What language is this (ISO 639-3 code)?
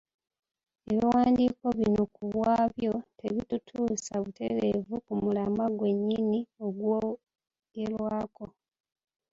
lug